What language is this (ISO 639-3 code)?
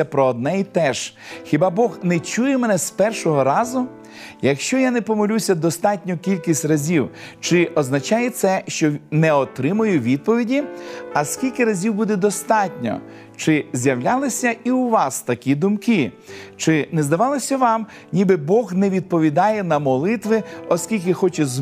ukr